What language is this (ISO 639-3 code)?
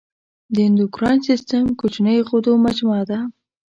pus